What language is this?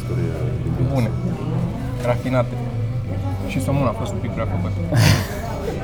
Romanian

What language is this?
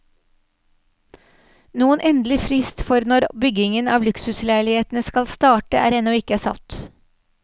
Norwegian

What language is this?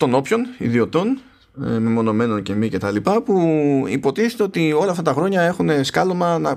Greek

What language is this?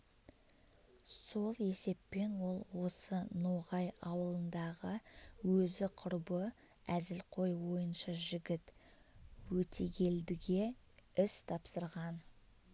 Kazakh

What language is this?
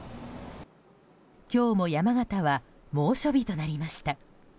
Japanese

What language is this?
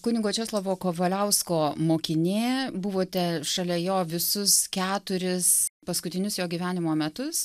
Lithuanian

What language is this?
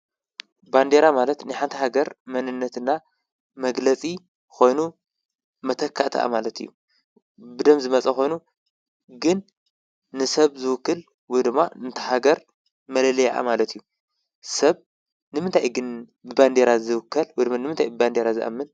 Tigrinya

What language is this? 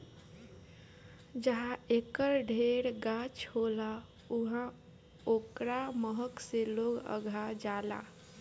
Bhojpuri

